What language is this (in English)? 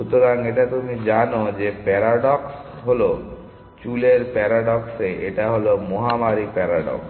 Bangla